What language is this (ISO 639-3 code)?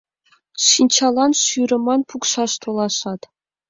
chm